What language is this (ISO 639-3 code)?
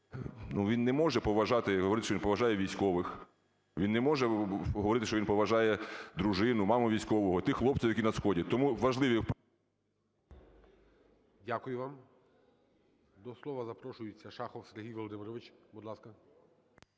ukr